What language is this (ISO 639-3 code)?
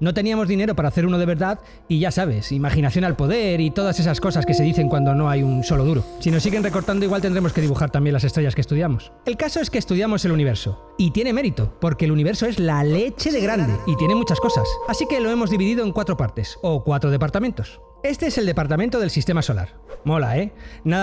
spa